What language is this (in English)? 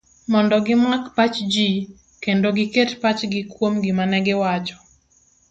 Luo (Kenya and Tanzania)